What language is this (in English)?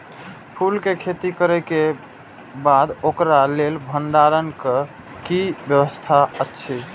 Maithili